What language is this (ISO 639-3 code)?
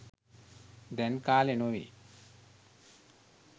sin